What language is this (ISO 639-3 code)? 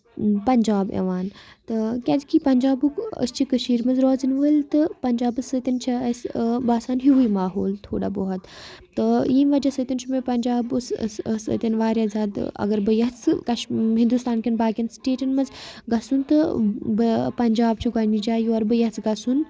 kas